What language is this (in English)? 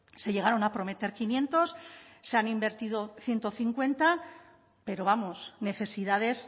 Spanish